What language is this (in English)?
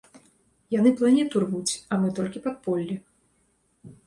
Belarusian